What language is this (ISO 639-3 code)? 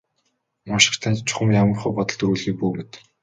mon